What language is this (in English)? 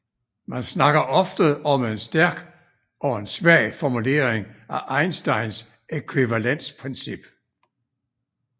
Danish